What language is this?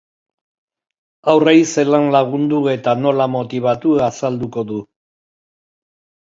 Basque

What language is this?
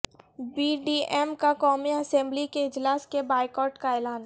Urdu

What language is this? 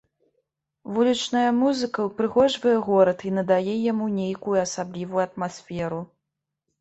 Belarusian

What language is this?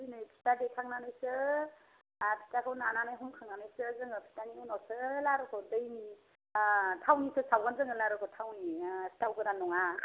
Bodo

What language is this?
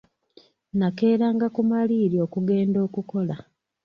Ganda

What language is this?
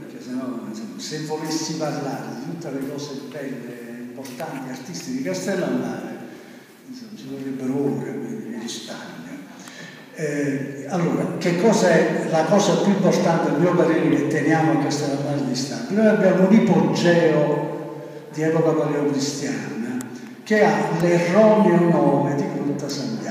Italian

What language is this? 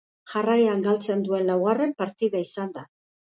Basque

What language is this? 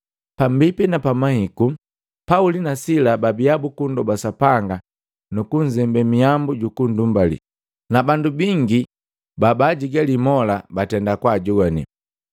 Matengo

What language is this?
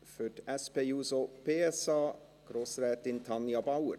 Swiss German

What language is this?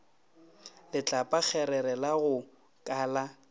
Northern Sotho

